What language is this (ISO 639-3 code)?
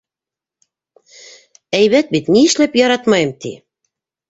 bak